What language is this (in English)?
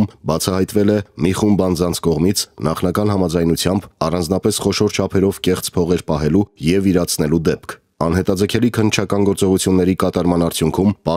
Russian